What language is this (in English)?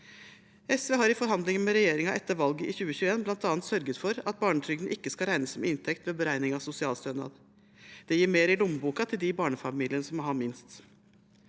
Norwegian